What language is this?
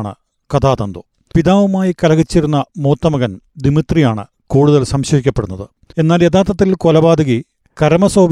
Malayalam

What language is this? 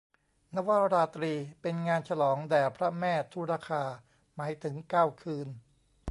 Thai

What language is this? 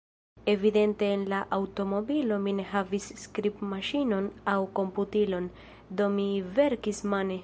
Esperanto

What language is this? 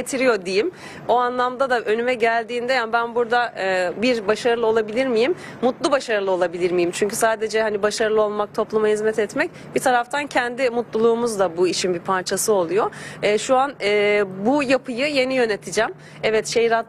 Turkish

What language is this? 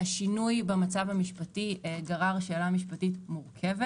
Hebrew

